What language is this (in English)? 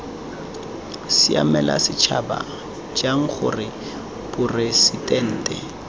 Tswana